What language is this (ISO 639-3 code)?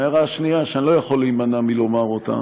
heb